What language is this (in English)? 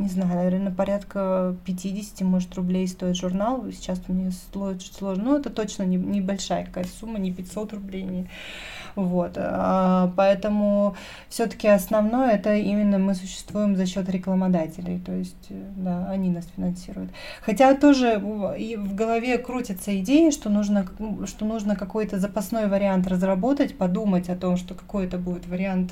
Russian